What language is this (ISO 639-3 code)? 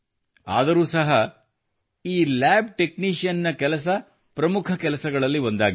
kan